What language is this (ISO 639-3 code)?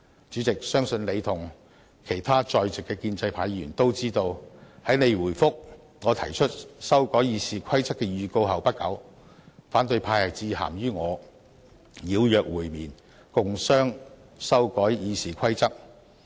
yue